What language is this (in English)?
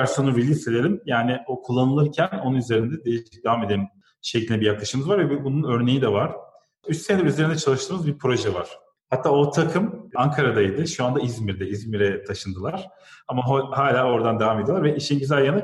Turkish